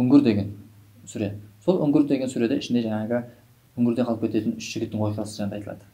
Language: Turkish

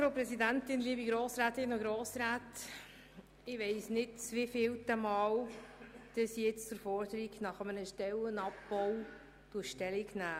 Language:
Swiss German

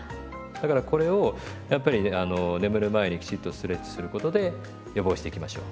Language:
Japanese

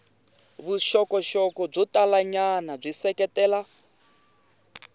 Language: Tsonga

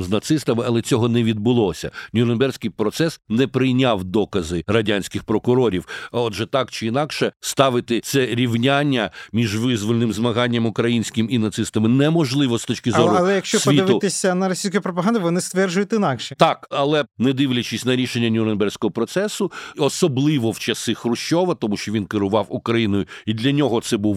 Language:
Ukrainian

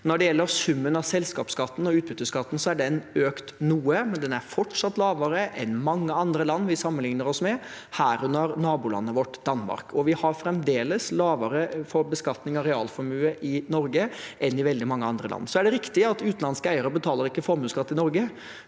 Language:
Norwegian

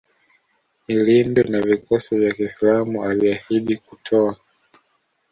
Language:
Swahili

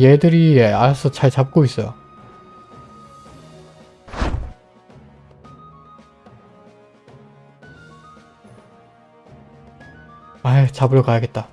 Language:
Korean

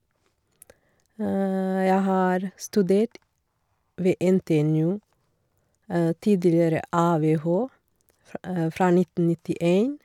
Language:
Norwegian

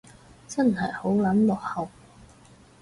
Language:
Cantonese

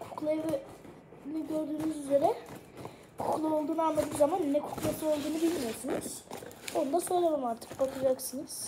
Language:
Turkish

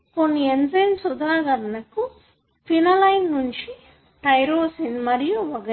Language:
Telugu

